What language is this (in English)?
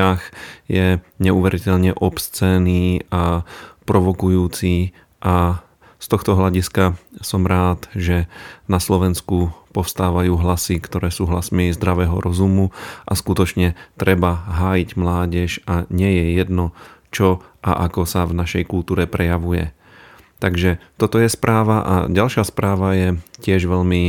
Slovak